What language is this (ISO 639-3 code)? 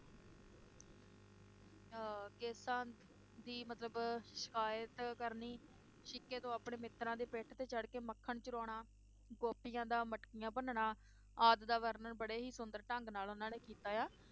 pan